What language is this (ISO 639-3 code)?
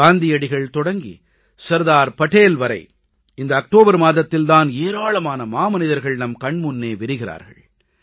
tam